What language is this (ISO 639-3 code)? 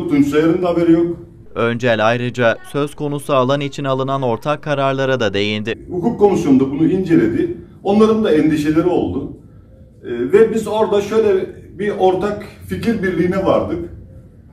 tur